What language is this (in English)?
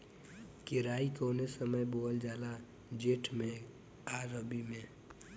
Bhojpuri